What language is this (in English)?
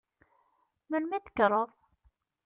Kabyle